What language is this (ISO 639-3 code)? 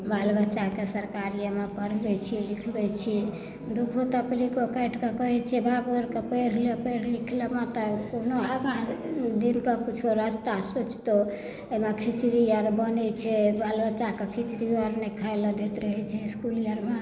mai